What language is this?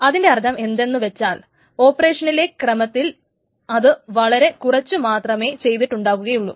Malayalam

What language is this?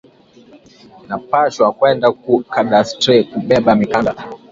Swahili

